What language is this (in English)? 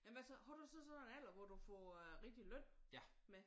Danish